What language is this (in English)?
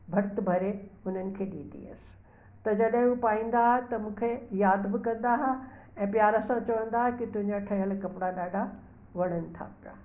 Sindhi